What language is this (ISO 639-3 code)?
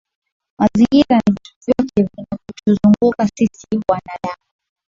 swa